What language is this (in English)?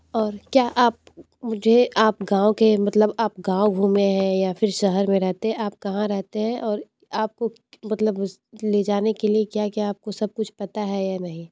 Hindi